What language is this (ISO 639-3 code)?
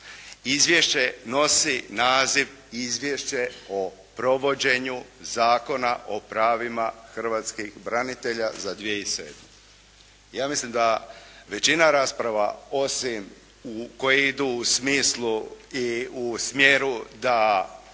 hrv